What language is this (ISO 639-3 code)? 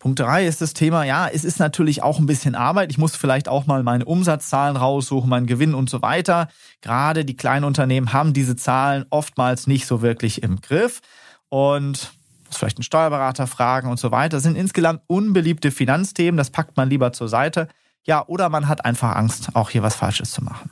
deu